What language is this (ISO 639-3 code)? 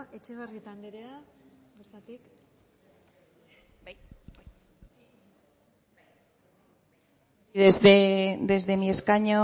eus